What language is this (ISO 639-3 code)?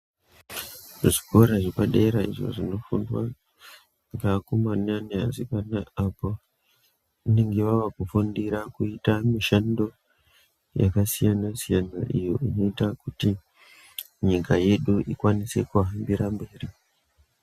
ndc